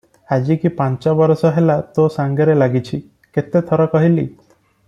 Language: Odia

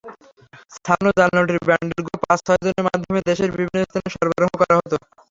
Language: Bangla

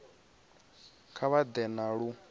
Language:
Venda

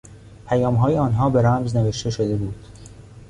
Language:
Persian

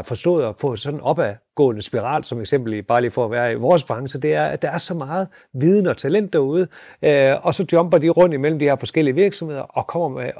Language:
Danish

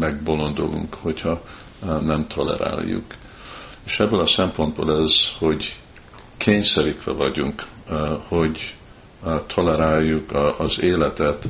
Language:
Hungarian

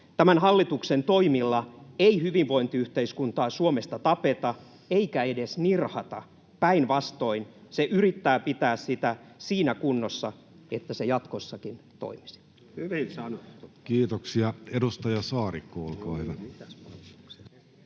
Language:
Finnish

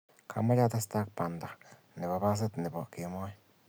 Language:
Kalenjin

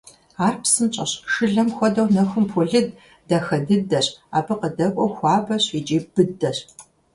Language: Kabardian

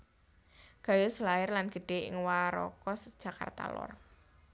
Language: Javanese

